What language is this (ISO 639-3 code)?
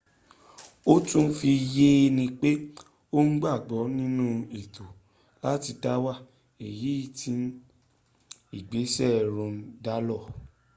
yor